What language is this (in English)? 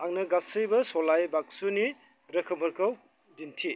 Bodo